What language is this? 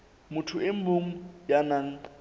Southern Sotho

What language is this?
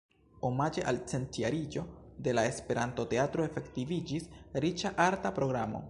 Esperanto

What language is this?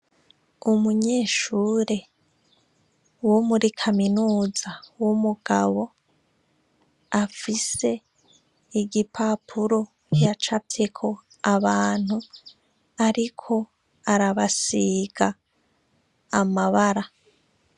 Rundi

